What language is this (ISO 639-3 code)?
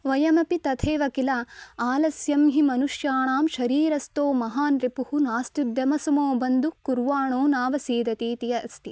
san